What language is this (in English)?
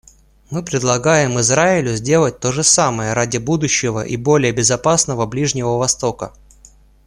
Russian